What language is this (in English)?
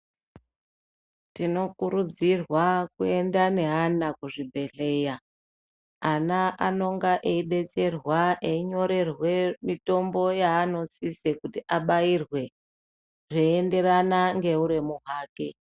Ndau